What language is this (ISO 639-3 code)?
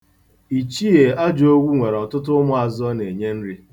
ibo